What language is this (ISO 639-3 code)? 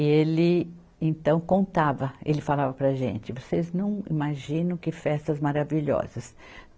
por